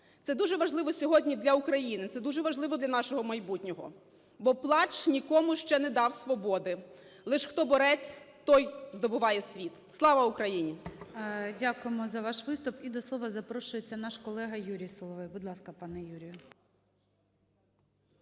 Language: Ukrainian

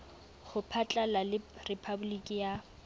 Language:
Southern Sotho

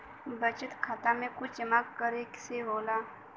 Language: Bhojpuri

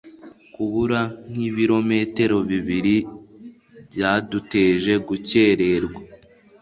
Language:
Kinyarwanda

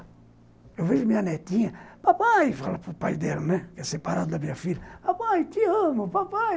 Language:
Portuguese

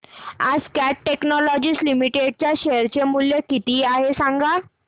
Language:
Marathi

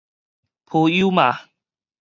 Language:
Min Nan Chinese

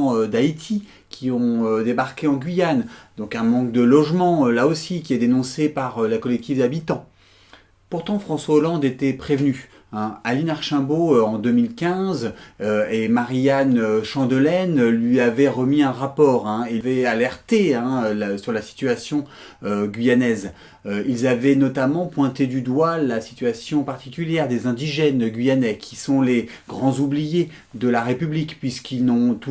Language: French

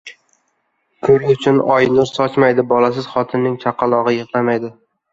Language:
Uzbek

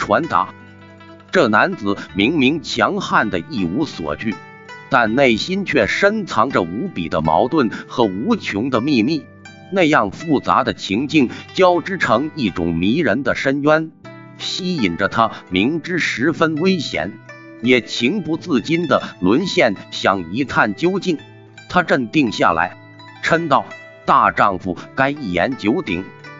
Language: Chinese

